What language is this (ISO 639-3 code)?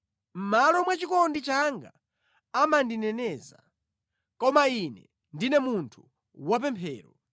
nya